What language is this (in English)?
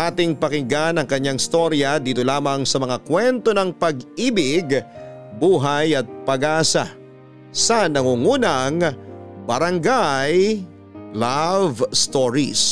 Filipino